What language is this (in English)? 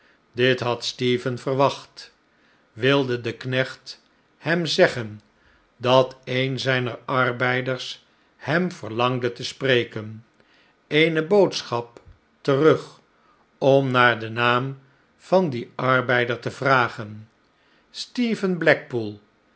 Dutch